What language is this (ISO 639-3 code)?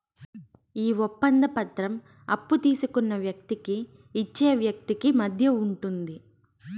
tel